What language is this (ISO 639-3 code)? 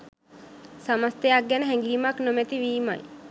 sin